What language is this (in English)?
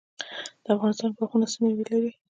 Pashto